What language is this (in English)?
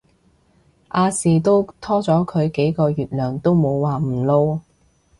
Cantonese